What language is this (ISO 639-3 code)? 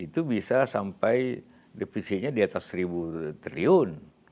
ind